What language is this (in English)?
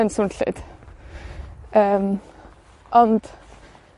Welsh